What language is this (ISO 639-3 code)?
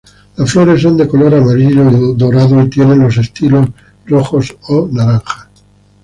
spa